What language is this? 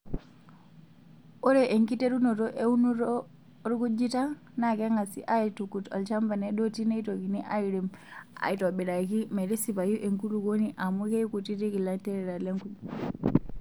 Masai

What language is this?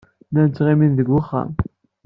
Kabyle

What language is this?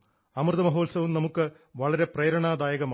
Malayalam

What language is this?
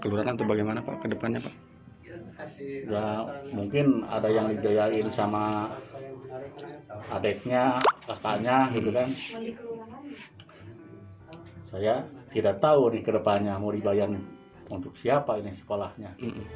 Indonesian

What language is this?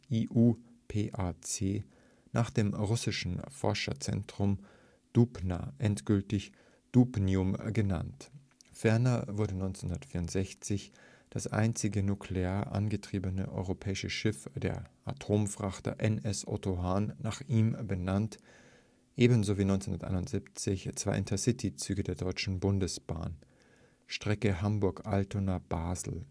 German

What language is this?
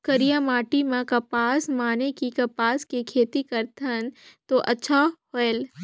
Chhattisgarhi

